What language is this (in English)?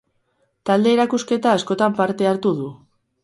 Basque